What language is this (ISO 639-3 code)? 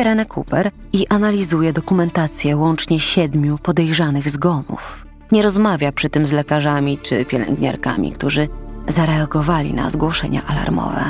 pol